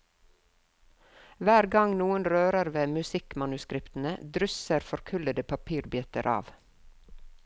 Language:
Norwegian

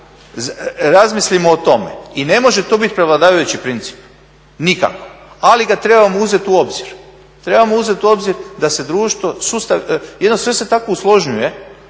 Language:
Croatian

